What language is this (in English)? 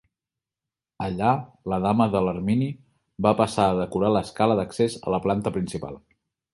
Catalan